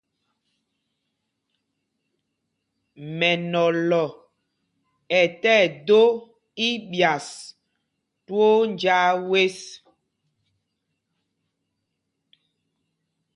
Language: Mpumpong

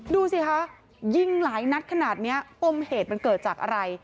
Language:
Thai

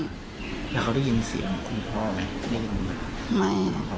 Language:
Thai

